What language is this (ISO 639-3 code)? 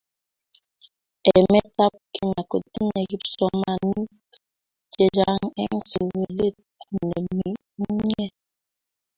kln